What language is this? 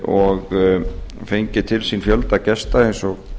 Icelandic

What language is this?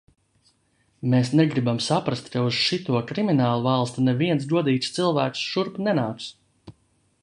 Latvian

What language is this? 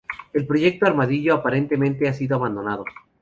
Spanish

